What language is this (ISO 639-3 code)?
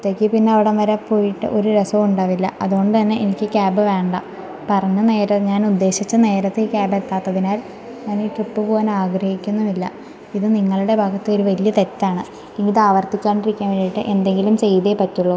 mal